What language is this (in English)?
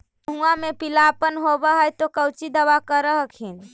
Magahi